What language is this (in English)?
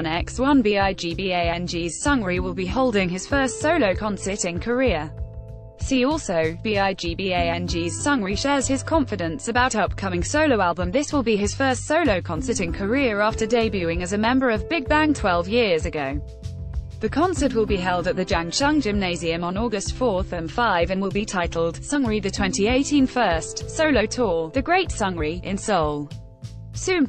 English